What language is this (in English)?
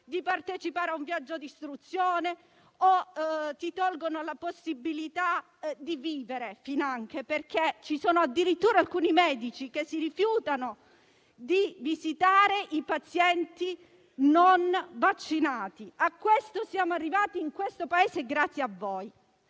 Italian